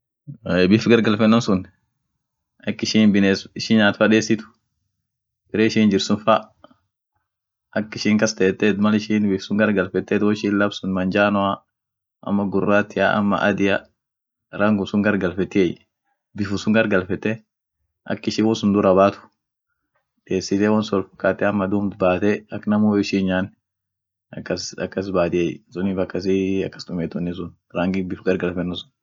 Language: Orma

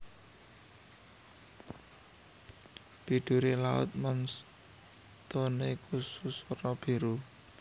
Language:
Javanese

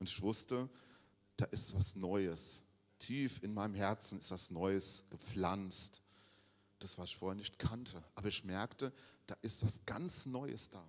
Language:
German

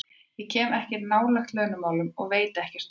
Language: Icelandic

